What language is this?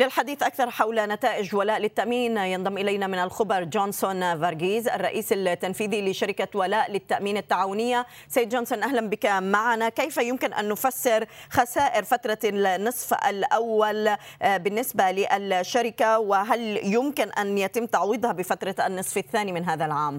Arabic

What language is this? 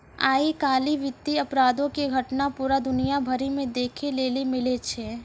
Maithili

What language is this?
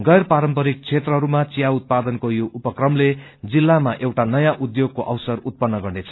Nepali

